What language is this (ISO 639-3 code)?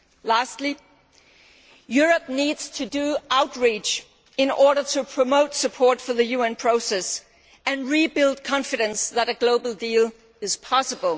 eng